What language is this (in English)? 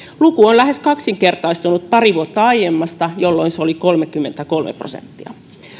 Finnish